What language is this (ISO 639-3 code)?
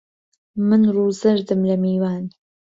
ckb